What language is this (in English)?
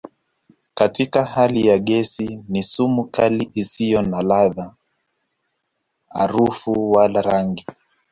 Swahili